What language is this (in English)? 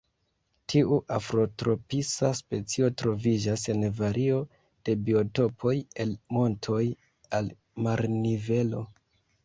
Esperanto